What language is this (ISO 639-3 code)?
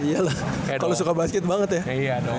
ind